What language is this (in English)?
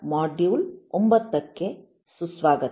Kannada